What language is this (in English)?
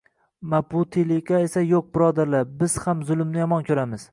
Uzbek